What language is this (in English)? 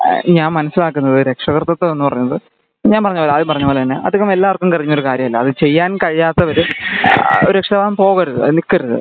Malayalam